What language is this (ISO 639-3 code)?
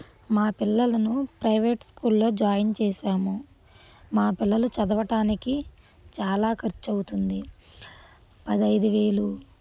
tel